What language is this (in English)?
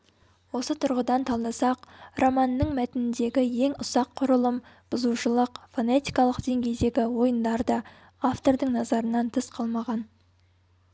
Kazakh